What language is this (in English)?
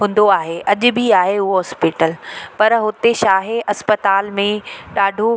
Sindhi